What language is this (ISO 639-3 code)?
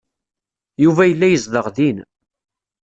kab